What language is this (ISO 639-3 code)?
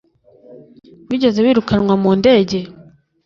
kin